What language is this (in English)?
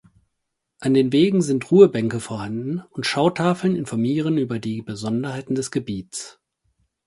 German